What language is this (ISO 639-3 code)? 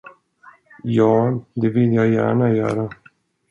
swe